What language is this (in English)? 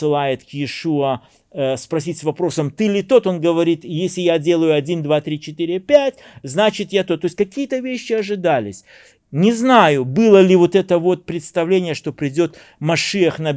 Russian